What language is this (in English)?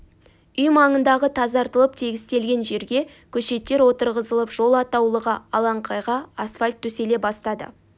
Kazakh